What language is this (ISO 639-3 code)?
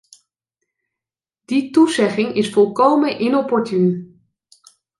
nld